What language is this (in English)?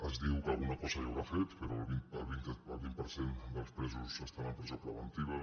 Catalan